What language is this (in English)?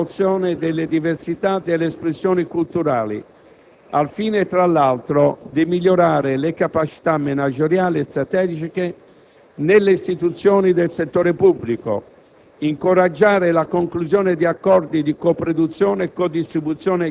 Italian